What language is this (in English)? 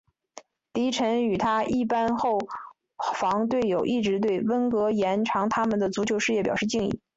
Chinese